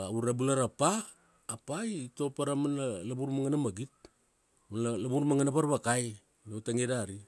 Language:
Kuanua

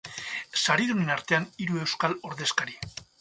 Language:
Basque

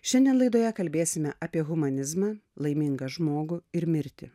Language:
Lithuanian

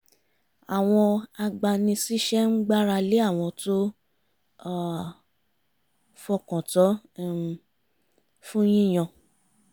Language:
Yoruba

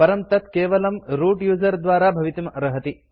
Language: Sanskrit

